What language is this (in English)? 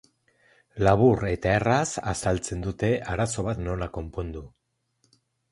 Basque